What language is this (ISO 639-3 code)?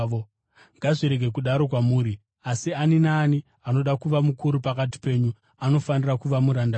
sna